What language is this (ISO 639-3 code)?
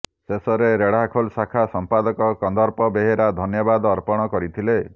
ori